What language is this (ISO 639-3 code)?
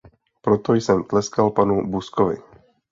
ces